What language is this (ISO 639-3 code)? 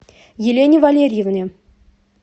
rus